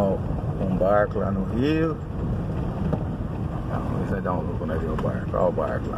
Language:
Portuguese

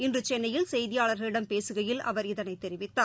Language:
Tamil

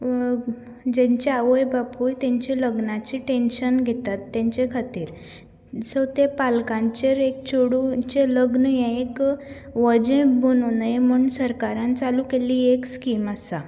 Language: Konkani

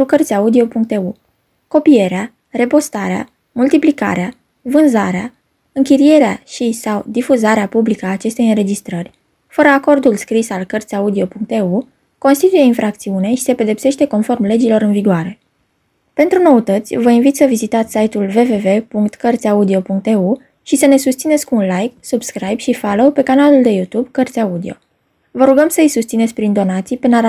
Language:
Romanian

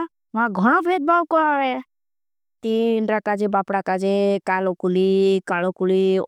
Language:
Bhili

